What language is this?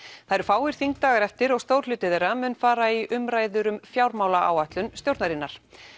Icelandic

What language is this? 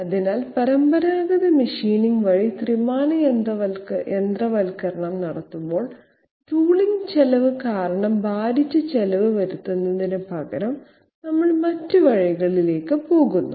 Malayalam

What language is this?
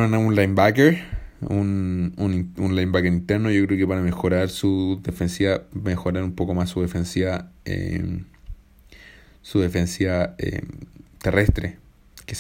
Spanish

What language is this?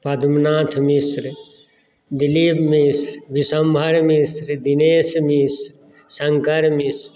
Maithili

